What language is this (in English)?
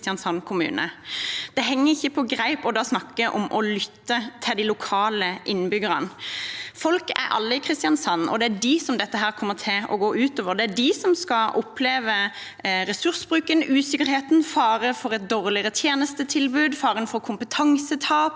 Norwegian